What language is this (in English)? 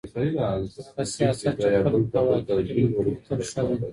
Pashto